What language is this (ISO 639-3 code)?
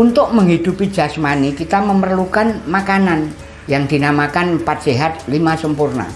ind